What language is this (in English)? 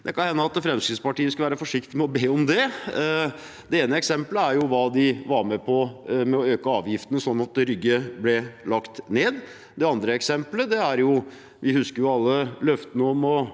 Norwegian